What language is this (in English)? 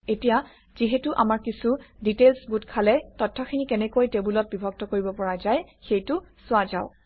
Assamese